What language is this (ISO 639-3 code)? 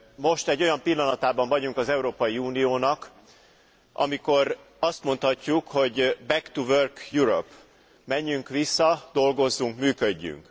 hun